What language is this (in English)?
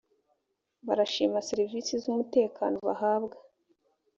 Kinyarwanda